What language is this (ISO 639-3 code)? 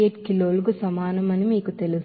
tel